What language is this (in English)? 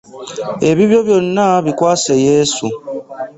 Ganda